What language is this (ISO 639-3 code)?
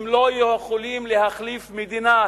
heb